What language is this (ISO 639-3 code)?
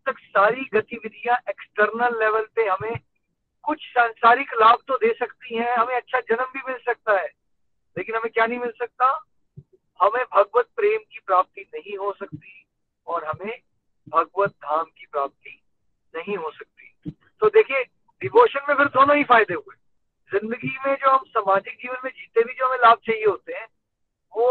hin